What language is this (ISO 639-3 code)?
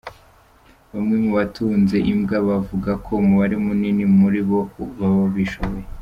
kin